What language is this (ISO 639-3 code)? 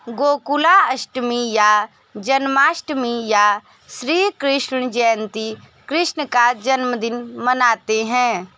hin